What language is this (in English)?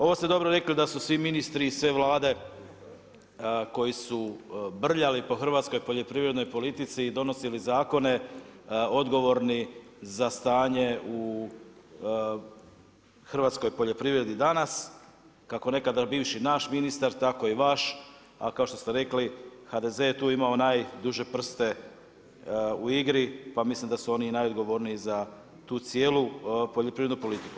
Croatian